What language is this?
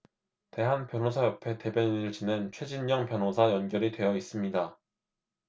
Korean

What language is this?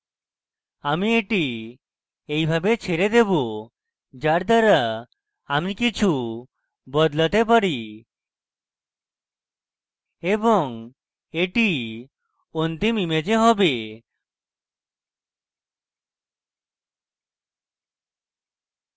Bangla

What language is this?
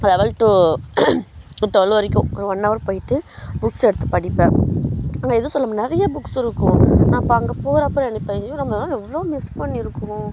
Tamil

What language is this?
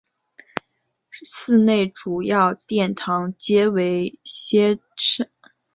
Chinese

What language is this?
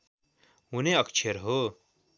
Nepali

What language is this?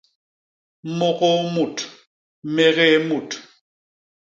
Basaa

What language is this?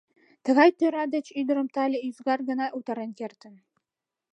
Mari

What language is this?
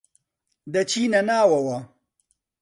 Central Kurdish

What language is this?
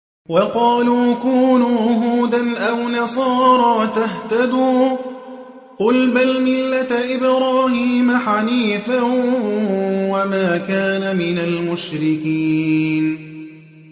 Arabic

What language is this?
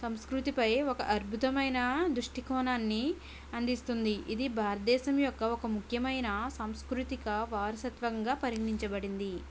Telugu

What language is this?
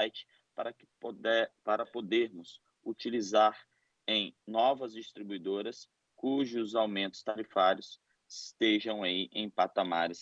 Portuguese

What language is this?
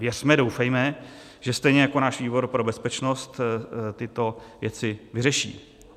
Czech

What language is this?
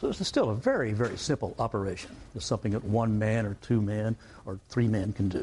English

